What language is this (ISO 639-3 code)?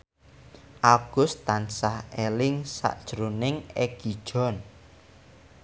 jav